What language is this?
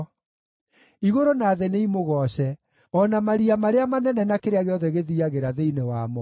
Kikuyu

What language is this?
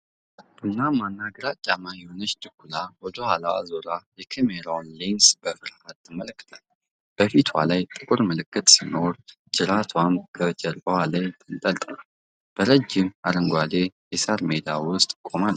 Amharic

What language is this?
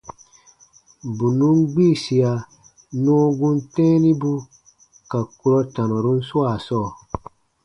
Baatonum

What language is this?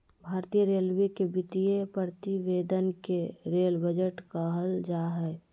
Magahi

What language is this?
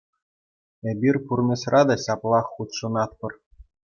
Chuvash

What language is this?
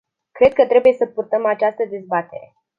Romanian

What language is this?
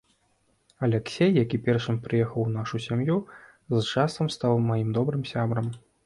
Belarusian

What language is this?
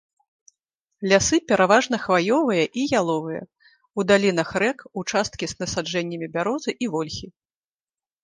Belarusian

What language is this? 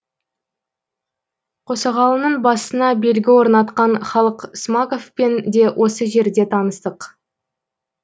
Kazakh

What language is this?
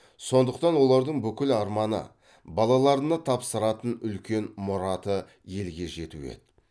Kazakh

